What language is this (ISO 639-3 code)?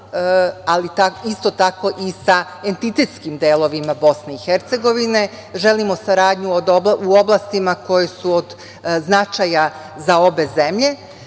srp